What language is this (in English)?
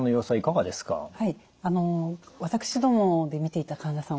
Japanese